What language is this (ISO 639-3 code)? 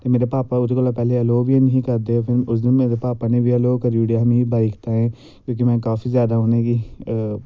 doi